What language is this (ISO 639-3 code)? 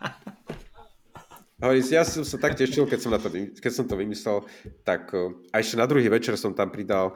slk